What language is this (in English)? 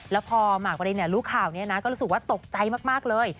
Thai